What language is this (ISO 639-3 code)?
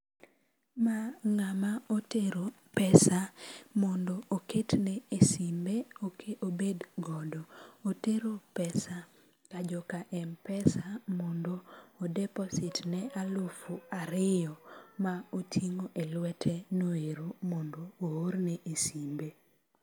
luo